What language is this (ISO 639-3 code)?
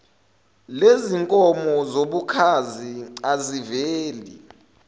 zul